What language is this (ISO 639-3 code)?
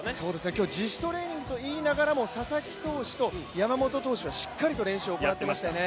jpn